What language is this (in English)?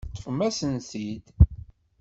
Kabyle